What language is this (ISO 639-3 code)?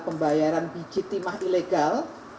ind